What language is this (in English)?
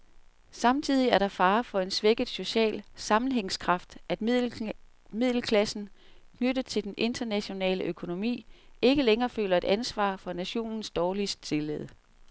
Danish